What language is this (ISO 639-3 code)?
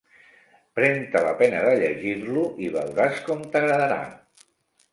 cat